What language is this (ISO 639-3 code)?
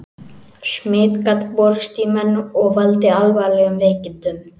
isl